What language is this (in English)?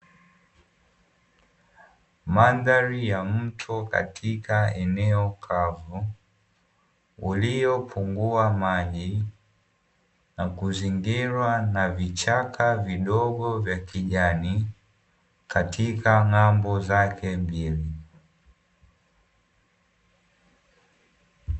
Swahili